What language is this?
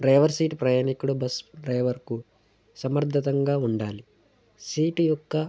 Telugu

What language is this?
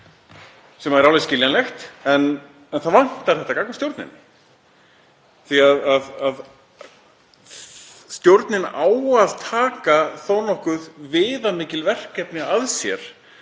Icelandic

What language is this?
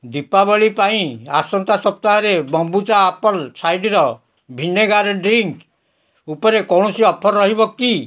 Odia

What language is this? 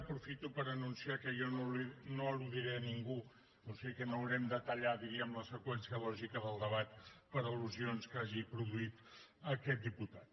Catalan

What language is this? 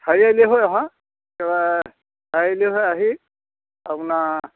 Assamese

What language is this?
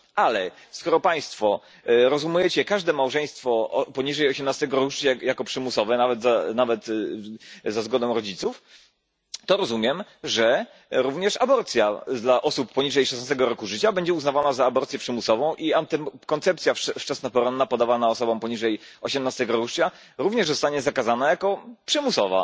Polish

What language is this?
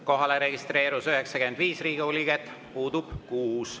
Estonian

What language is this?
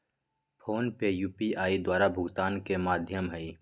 Magahi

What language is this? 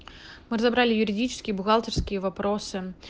Russian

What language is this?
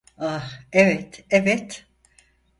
Turkish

